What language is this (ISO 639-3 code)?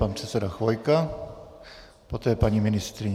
ces